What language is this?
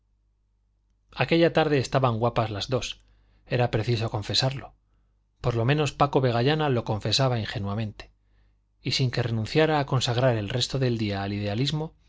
Spanish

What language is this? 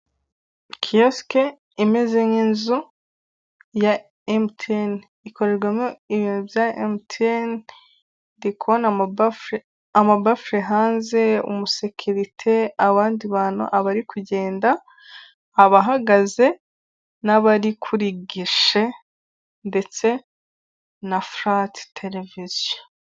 Kinyarwanda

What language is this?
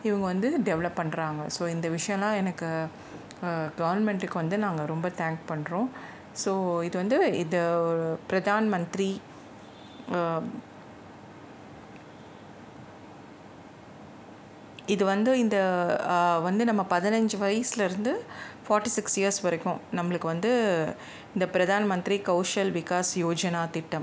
Tamil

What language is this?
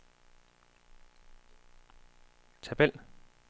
Danish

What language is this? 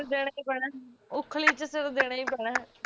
Punjabi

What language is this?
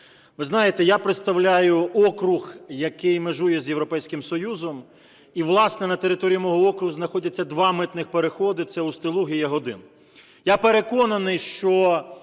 Ukrainian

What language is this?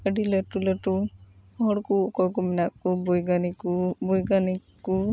Santali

